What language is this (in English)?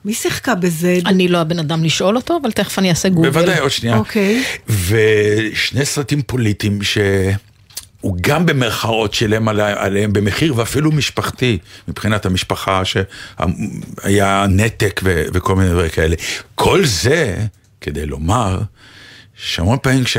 Hebrew